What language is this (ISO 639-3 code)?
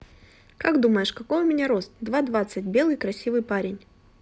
rus